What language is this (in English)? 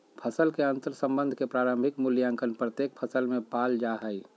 Magahi